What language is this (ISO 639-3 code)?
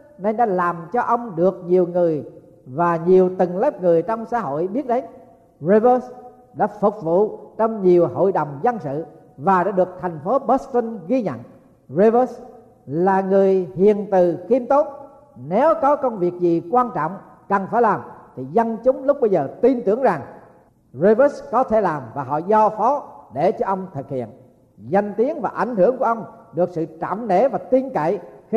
vie